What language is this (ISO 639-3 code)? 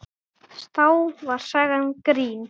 isl